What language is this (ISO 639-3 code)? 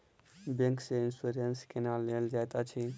mai